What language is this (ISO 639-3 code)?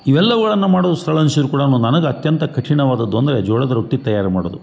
kan